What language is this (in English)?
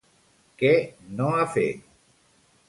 Catalan